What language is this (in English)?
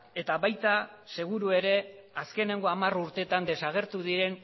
Basque